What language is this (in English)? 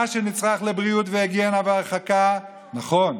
Hebrew